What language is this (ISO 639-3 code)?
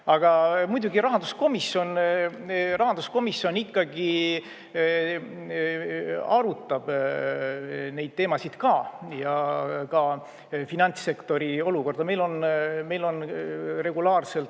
est